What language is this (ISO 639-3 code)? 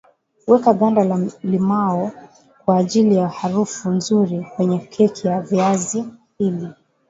swa